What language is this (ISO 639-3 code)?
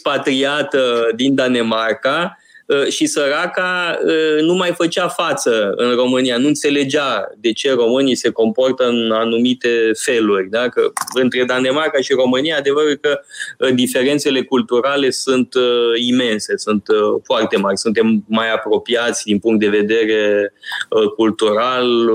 ron